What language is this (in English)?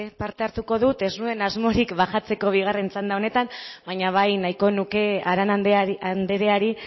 Basque